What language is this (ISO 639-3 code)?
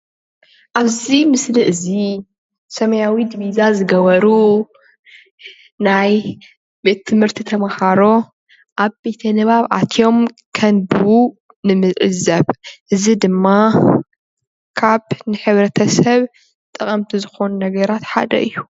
tir